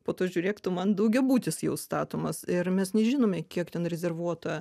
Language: Lithuanian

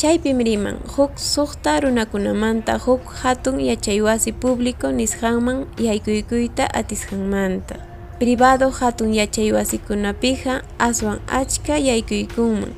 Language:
Spanish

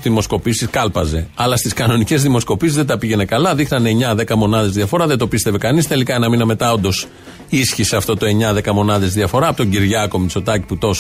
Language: Greek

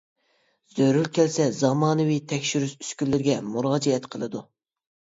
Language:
Uyghur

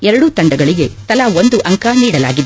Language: Kannada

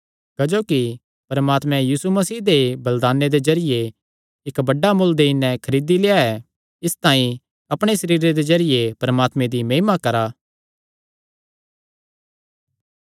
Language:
Kangri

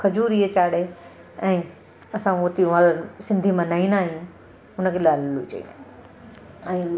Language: Sindhi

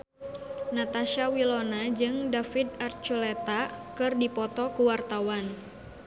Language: Sundanese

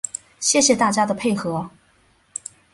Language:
Chinese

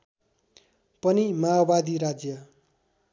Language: Nepali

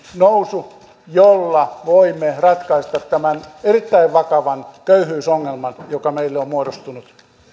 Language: Finnish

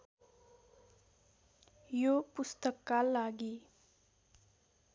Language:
Nepali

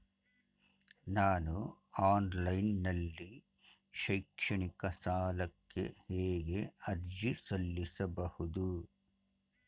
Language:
Kannada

